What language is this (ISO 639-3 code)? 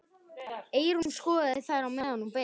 isl